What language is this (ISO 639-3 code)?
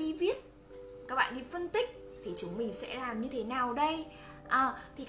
vie